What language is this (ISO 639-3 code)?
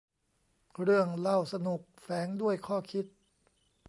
tha